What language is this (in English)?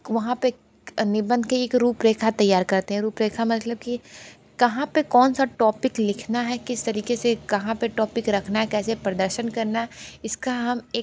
Hindi